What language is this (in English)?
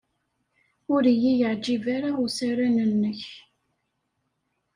Kabyle